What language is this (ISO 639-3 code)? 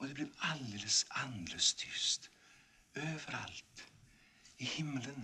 swe